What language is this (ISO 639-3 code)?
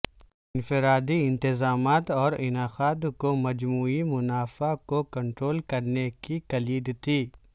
urd